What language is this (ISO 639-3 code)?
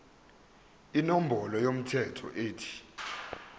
zul